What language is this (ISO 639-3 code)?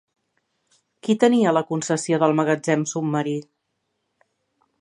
cat